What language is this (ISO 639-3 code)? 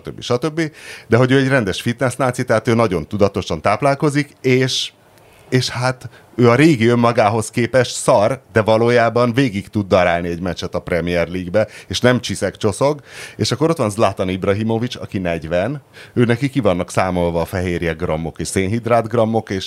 hun